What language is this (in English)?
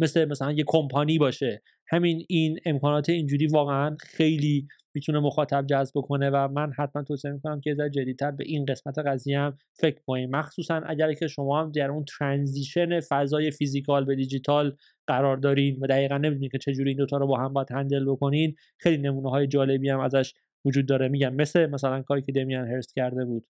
Persian